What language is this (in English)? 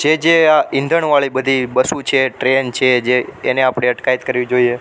Gujarati